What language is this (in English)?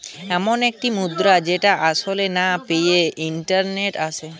Bangla